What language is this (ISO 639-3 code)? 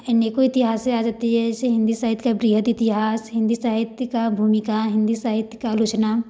hin